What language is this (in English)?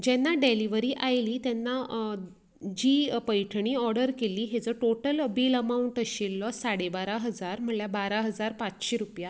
Konkani